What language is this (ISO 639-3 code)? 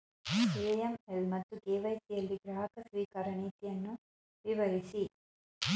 kan